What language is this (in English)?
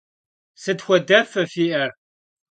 Kabardian